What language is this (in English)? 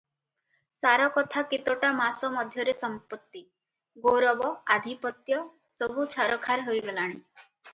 Odia